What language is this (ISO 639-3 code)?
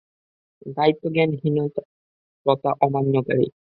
ben